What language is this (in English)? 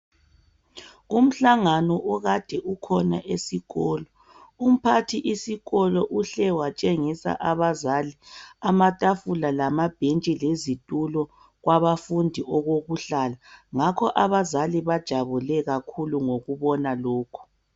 North Ndebele